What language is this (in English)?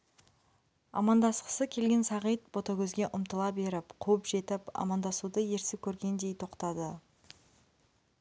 Kazakh